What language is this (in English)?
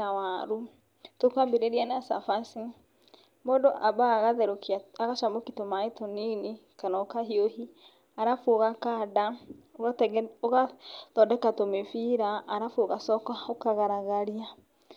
Kikuyu